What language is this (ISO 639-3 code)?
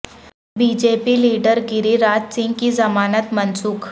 urd